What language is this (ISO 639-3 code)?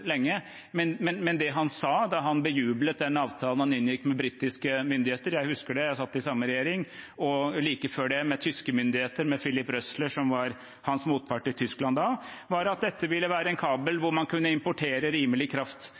nob